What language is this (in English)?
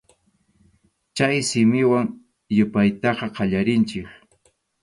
Arequipa-La Unión Quechua